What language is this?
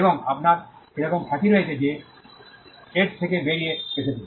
Bangla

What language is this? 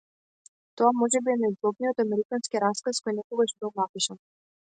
Macedonian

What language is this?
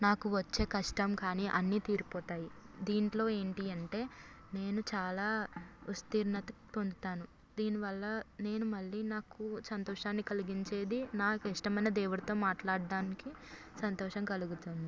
Telugu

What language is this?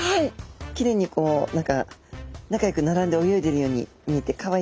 Japanese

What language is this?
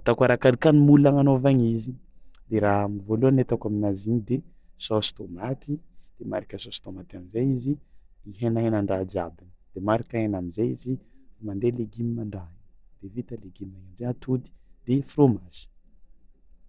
Tsimihety Malagasy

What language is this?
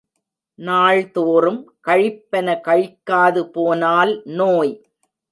Tamil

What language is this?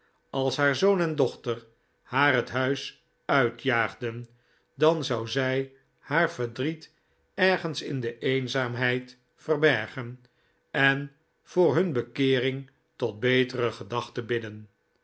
Dutch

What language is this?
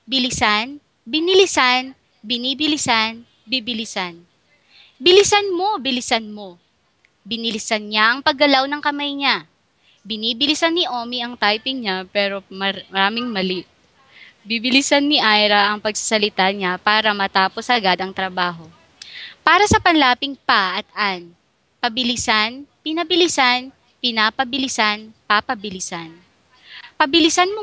Filipino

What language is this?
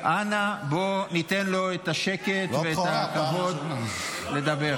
Hebrew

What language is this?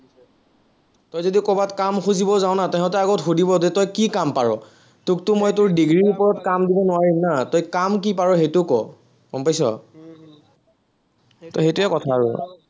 Assamese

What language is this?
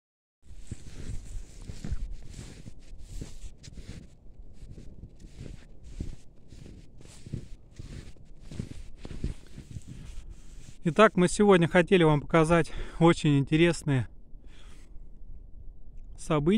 Russian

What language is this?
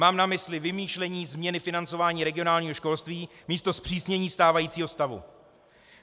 Czech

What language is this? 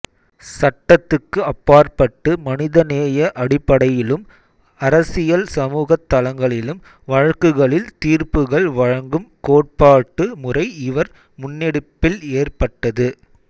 Tamil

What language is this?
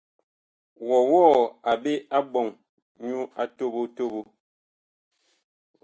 Bakoko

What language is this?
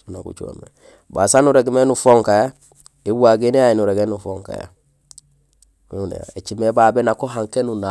Gusilay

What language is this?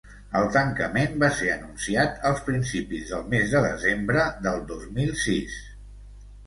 Catalan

